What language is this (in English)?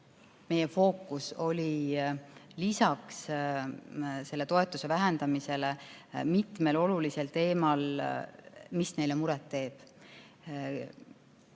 Estonian